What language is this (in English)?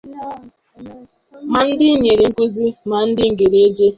Igbo